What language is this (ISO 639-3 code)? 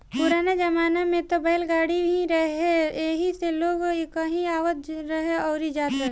bho